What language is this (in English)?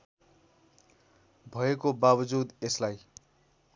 Nepali